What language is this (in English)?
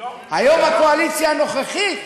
Hebrew